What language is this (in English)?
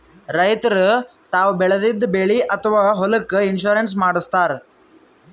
Kannada